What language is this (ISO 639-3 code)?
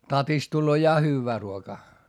fin